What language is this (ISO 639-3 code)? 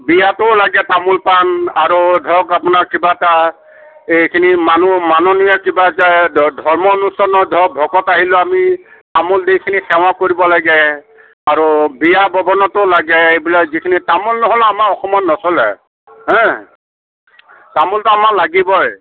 asm